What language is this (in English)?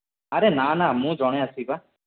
Odia